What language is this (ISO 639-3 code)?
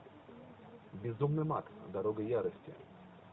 rus